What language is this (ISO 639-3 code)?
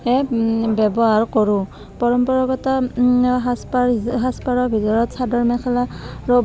asm